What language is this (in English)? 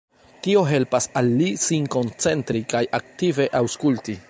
Esperanto